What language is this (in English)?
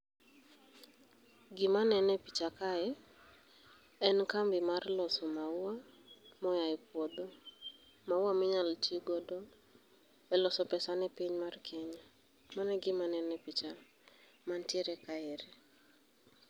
Luo (Kenya and Tanzania)